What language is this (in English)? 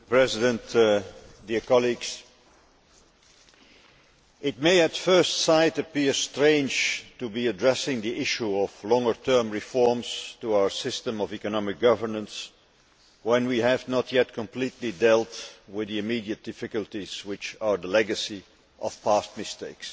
English